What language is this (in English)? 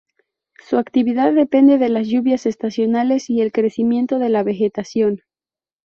Spanish